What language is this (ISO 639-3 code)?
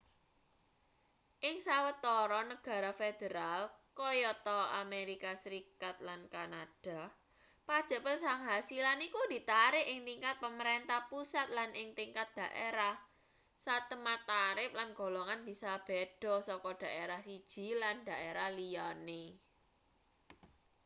jav